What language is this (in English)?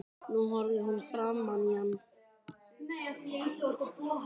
Icelandic